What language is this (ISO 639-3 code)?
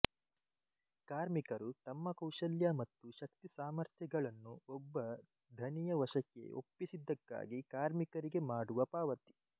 kan